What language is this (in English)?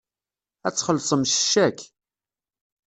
Kabyle